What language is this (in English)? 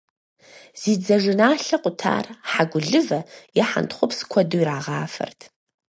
Kabardian